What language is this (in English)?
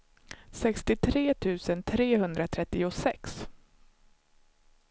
Swedish